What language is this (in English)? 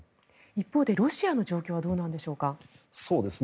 Japanese